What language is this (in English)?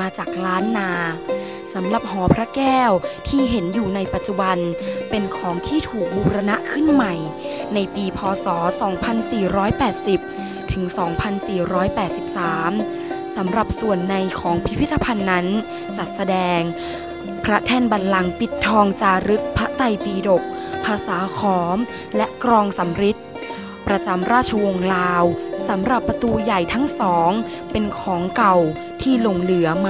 Thai